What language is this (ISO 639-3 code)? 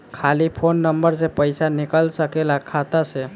bho